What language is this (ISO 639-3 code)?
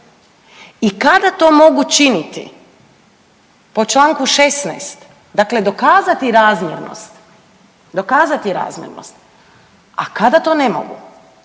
hrv